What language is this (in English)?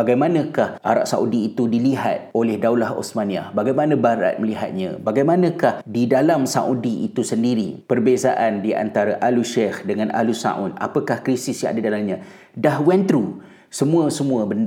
Malay